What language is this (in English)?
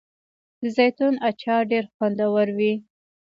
Pashto